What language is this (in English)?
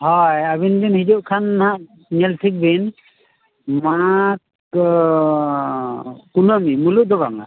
Santali